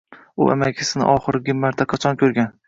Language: Uzbek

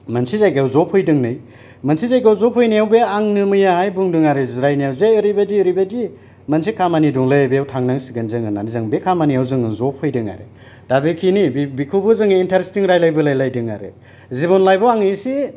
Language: Bodo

